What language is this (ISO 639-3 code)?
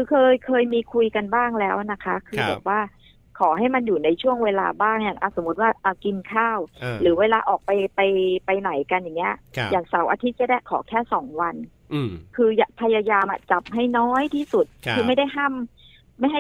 tha